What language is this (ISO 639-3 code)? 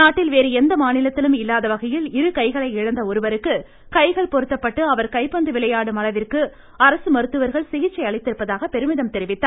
tam